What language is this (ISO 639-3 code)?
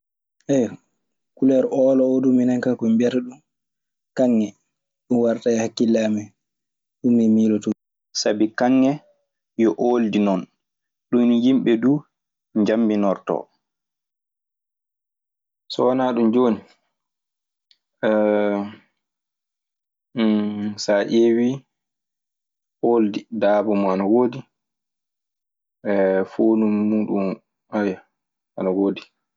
ffm